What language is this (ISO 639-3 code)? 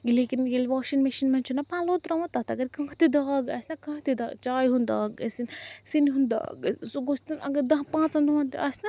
kas